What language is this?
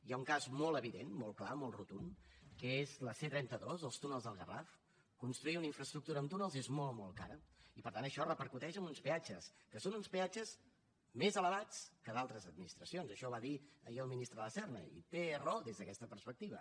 Catalan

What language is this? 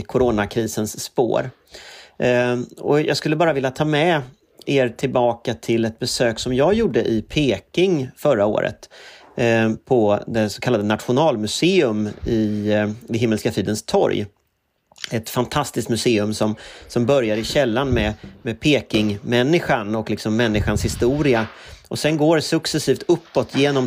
Swedish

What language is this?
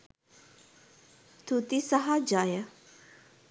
Sinhala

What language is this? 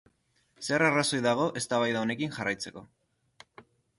Basque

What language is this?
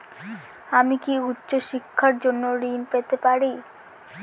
Bangla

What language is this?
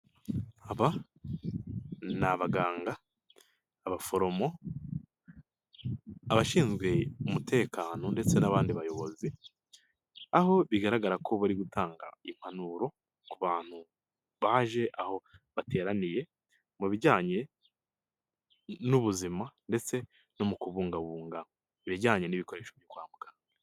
Kinyarwanda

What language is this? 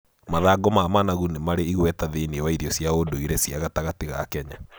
Kikuyu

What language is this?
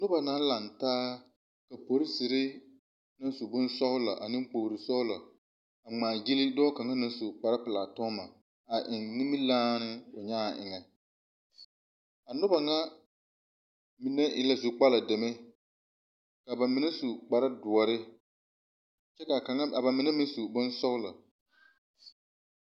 Southern Dagaare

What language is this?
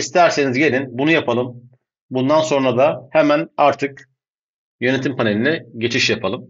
Turkish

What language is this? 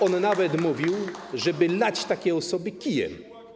Polish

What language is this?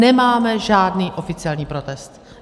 Czech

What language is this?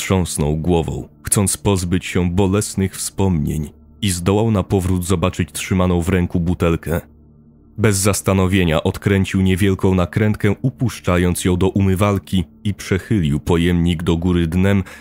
Polish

